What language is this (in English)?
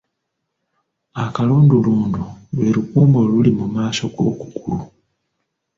Ganda